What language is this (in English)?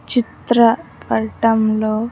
Telugu